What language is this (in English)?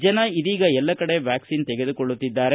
Kannada